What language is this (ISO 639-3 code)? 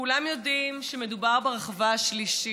heb